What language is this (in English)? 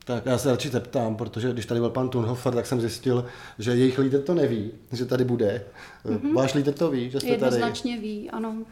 Czech